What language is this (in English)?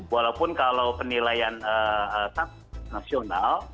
Indonesian